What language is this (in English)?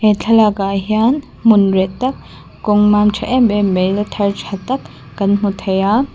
Mizo